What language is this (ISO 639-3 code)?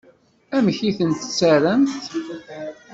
kab